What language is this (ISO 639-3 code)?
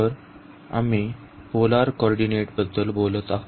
mar